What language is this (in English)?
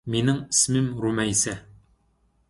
Uyghur